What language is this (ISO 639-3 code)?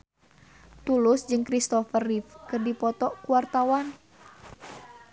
sun